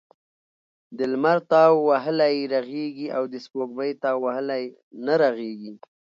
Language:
Pashto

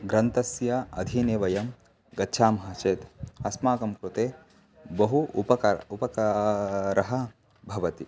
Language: Sanskrit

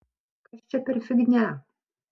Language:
Lithuanian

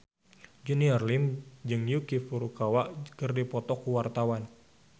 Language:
Sundanese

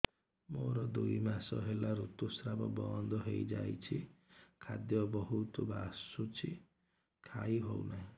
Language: Odia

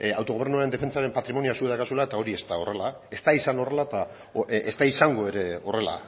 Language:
Basque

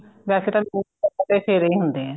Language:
Punjabi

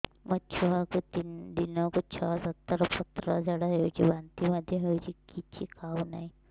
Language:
Odia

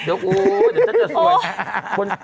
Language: Thai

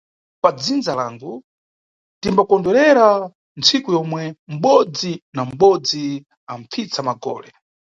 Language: Nyungwe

